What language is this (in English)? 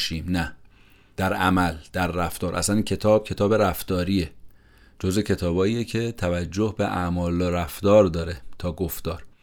Persian